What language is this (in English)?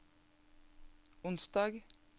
Norwegian